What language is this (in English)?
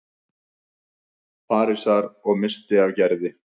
Icelandic